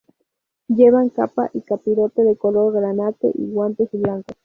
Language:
Spanish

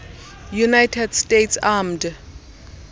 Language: Xhosa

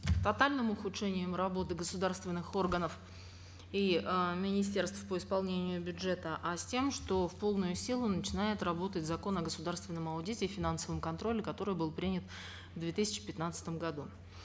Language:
Kazakh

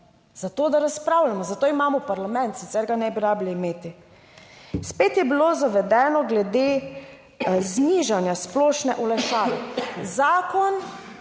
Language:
Slovenian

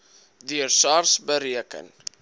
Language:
Afrikaans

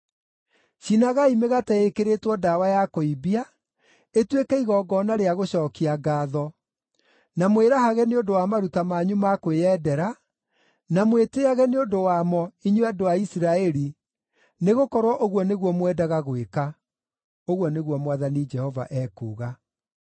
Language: Kikuyu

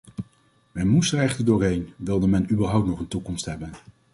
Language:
Dutch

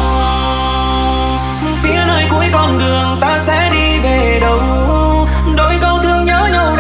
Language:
Vietnamese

